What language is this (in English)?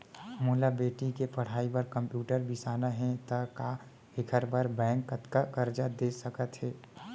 Chhattisgarhi